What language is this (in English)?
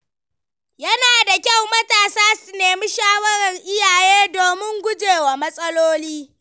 Hausa